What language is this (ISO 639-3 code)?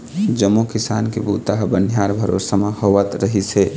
hne